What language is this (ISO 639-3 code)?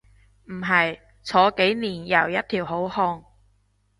yue